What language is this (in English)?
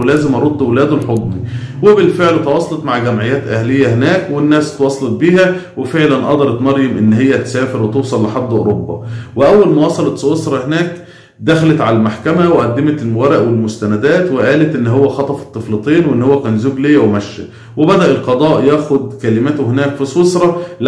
Arabic